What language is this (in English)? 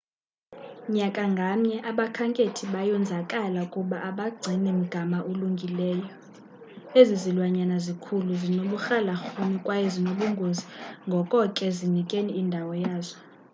Xhosa